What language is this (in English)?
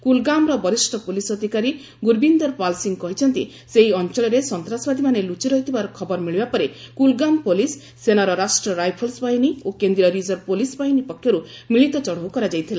Odia